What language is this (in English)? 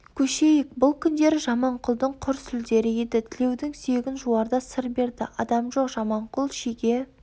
Kazakh